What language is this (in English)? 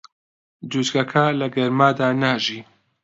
Central Kurdish